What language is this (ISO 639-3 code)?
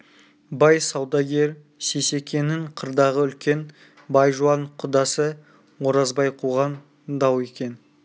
kaz